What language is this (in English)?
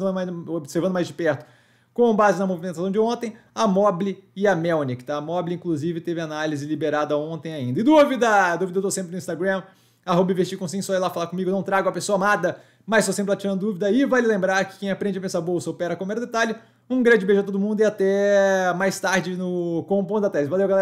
Portuguese